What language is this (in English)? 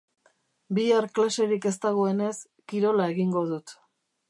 Basque